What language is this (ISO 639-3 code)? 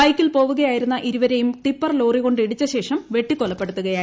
mal